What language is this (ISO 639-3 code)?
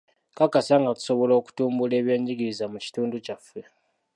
lug